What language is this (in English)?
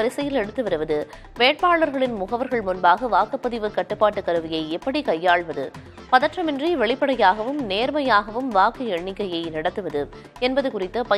Tamil